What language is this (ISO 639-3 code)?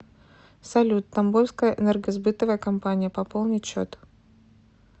rus